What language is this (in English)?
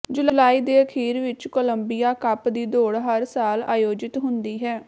Punjabi